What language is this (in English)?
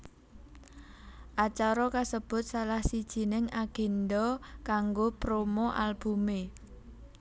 Javanese